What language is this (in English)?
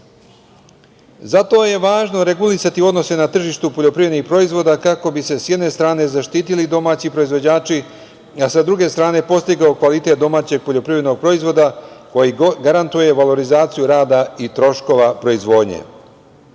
Serbian